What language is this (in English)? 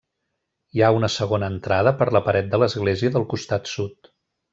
Catalan